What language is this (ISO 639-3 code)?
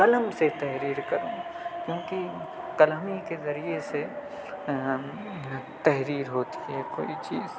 urd